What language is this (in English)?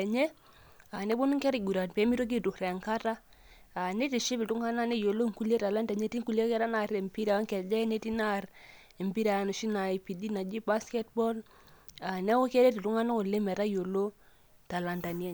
Masai